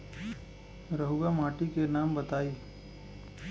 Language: Bhojpuri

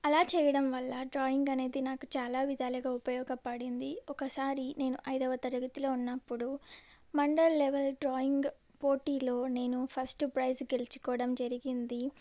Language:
Telugu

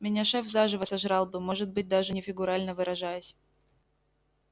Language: Russian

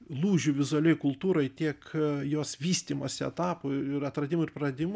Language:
Lithuanian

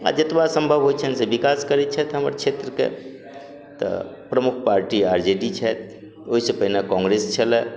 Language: Maithili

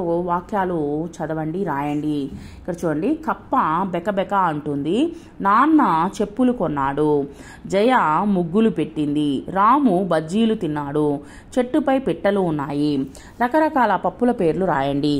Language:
Telugu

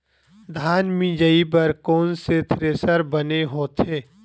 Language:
Chhattisgarhi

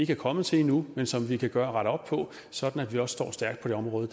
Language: Danish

